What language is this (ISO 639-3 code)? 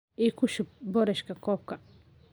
som